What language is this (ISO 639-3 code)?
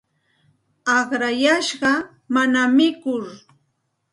qxt